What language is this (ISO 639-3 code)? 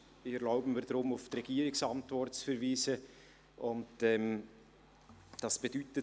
gsw